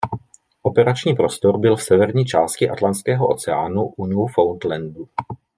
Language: Czech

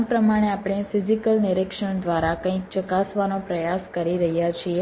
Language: Gujarati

